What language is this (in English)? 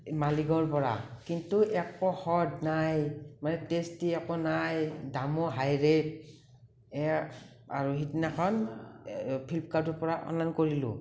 Assamese